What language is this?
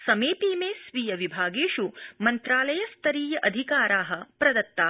Sanskrit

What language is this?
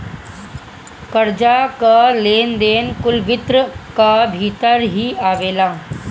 Bhojpuri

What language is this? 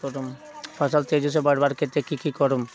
Magahi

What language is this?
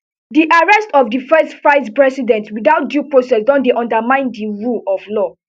Nigerian Pidgin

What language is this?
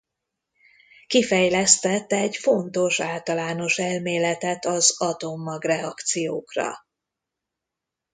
Hungarian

